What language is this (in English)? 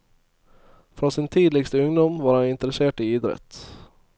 Norwegian